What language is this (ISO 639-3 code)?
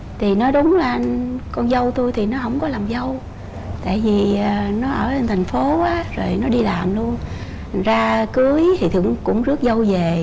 vie